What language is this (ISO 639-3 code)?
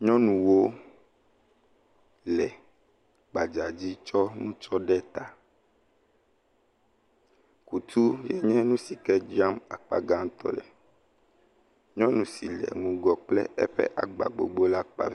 ewe